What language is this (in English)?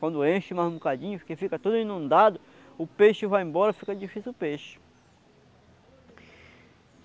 Portuguese